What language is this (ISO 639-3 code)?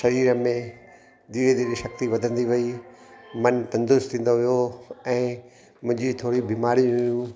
snd